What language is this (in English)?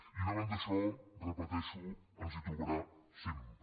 Catalan